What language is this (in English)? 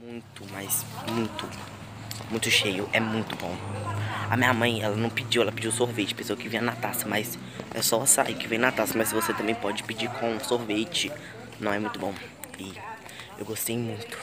Portuguese